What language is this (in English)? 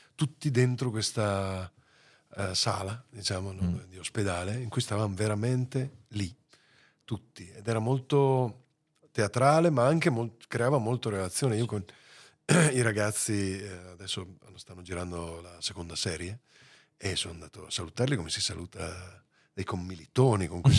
Italian